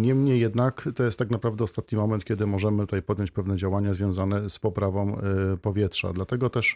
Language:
Polish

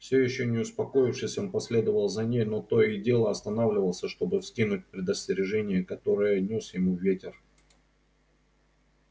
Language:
Russian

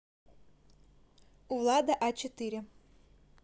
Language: Russian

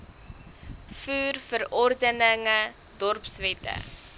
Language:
Afrikaans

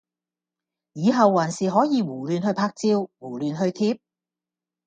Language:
Cantonese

